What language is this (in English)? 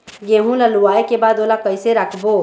Chhattisgarhi